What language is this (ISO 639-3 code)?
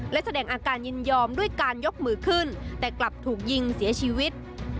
tha